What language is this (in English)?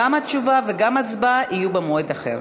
Hebrew